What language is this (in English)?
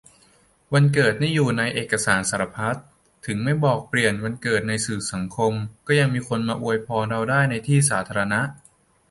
Thai